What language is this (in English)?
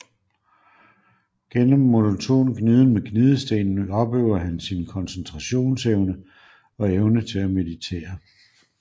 Danish